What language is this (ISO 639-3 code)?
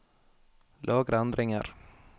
nor